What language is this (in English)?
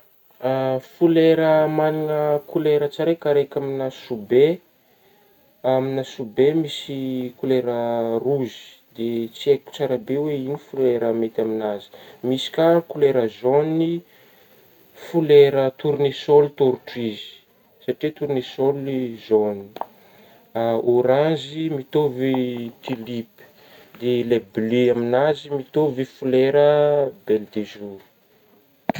Northern Betsimisaraka Malagasy